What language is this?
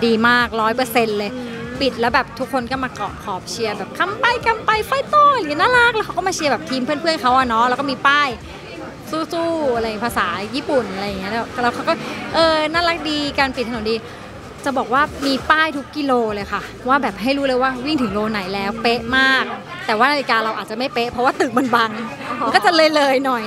Thai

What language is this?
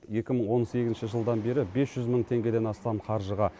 Kazakh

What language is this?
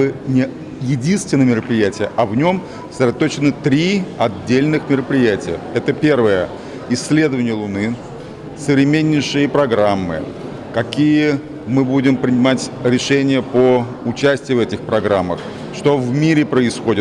Russian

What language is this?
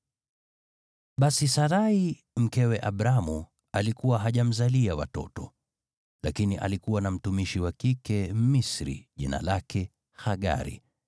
Swahili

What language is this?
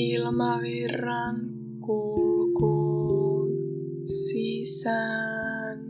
Finnish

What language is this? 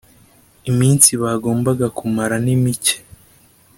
Kinyarwanda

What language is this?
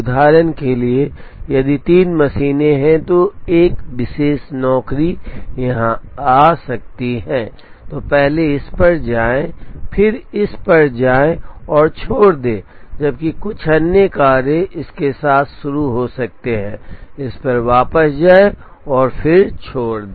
Hindi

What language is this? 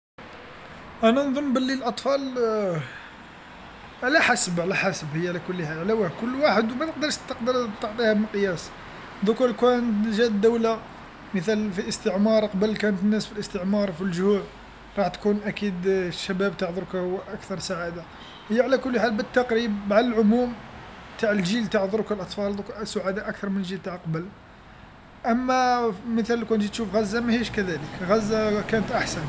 Algerian Arabic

